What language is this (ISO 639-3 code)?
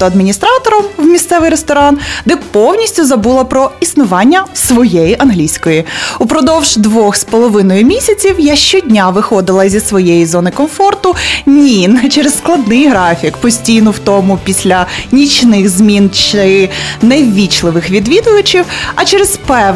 ukr